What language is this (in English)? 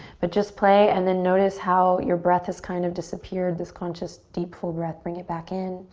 English